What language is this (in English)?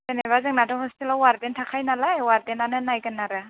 Bodo